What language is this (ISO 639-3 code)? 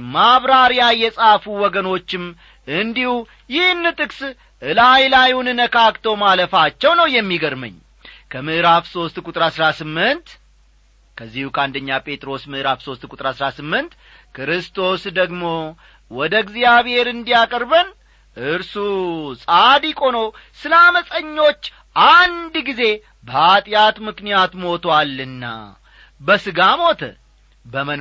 amh